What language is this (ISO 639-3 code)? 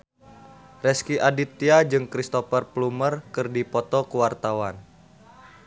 sun